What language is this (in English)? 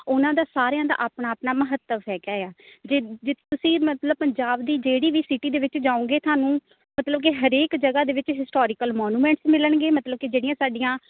Punjabi